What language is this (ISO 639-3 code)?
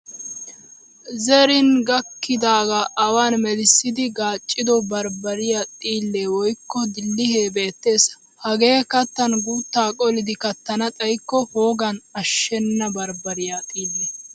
wal